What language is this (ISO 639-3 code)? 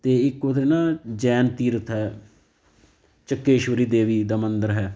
pan